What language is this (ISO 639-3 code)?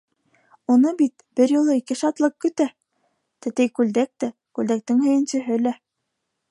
bak